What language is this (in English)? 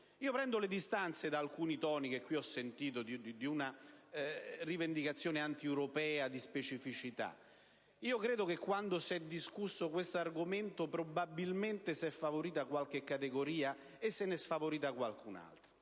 Italian